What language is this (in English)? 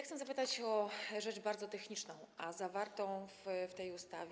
Polish